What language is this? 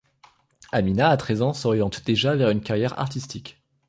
French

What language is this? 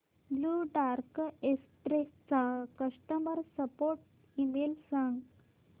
Marathi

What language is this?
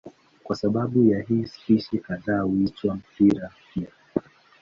Swahili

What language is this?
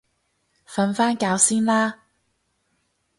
Cantonese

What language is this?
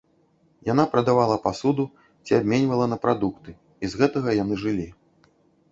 Belarusian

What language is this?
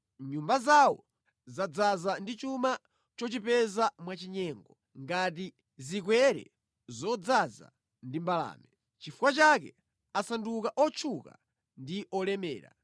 Nyanja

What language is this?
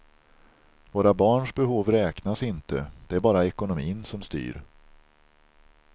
Swedish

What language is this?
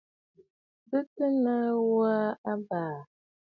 Bafut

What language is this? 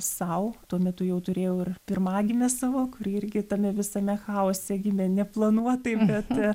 Lithuanian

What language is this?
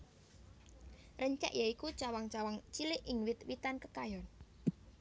Javanese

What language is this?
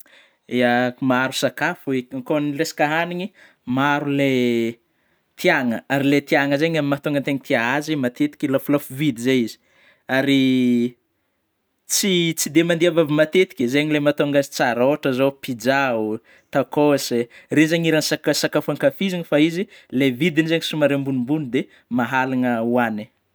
Northern Betsimisaraka Malagasy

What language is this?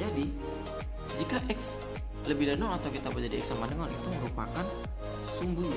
Indonesian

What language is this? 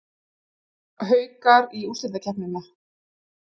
Icelandic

